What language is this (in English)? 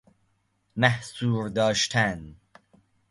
Persian